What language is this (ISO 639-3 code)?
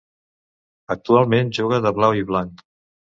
cat